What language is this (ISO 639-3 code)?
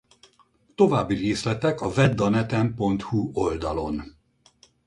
hun